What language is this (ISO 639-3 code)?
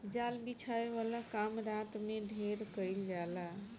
bho